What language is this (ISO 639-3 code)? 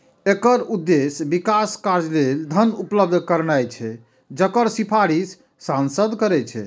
mai